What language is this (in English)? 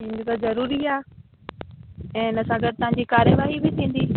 Sindhi